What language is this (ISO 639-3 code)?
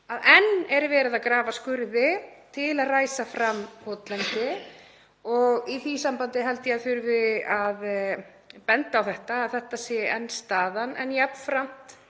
isl